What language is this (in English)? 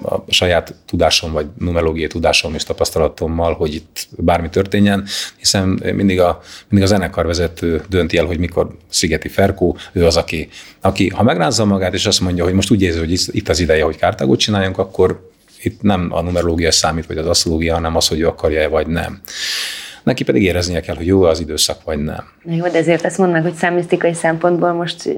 Hungarian